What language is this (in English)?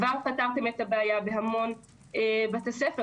Hebrew